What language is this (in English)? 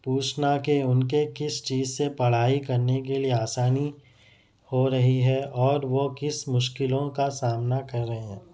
Urdu